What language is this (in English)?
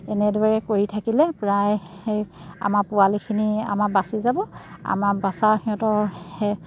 Assamese